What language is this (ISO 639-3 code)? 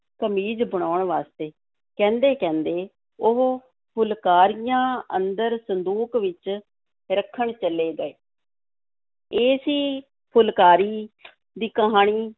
pan